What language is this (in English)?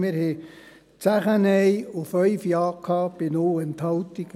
Swiss German